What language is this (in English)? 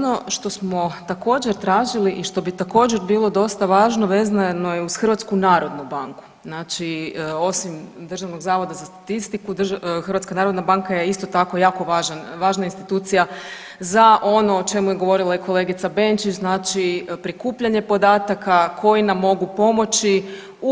Croatian